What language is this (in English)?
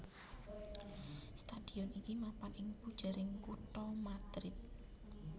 Javanese